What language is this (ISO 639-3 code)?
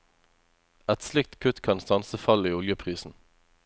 nor